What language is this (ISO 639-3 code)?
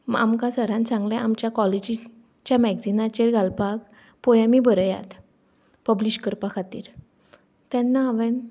kok